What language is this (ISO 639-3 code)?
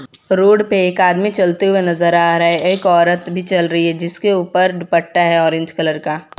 hin